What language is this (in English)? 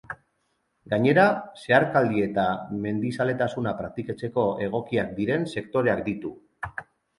Basque